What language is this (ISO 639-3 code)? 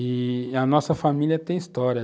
por